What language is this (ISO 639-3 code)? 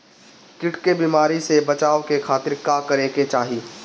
bho